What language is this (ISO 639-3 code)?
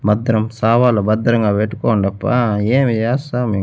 tel